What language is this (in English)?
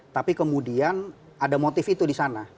Indonesian